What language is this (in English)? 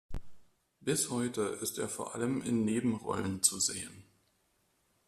German